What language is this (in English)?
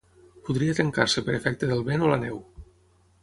Catalan